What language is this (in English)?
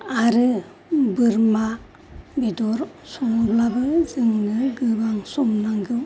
Bodo